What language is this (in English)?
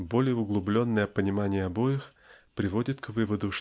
Russian